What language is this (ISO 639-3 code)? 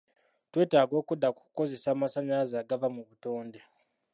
lug